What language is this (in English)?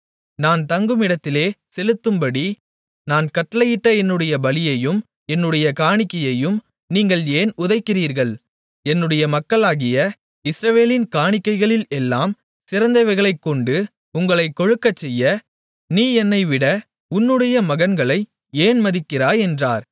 Tamil